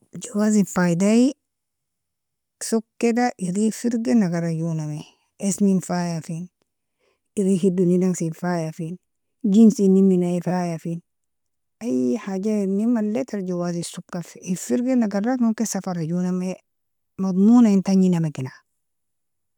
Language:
Nobiin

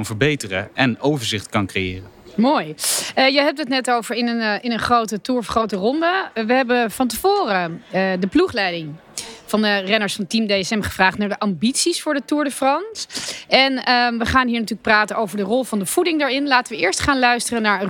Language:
Dutch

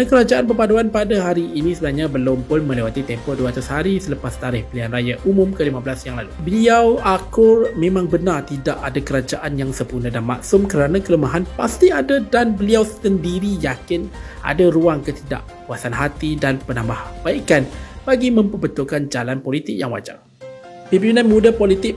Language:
Malay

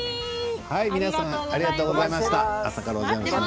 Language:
Japanese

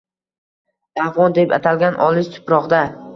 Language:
Uzbek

